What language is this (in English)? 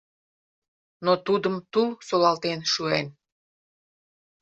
Mari